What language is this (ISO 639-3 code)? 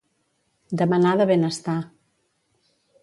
cat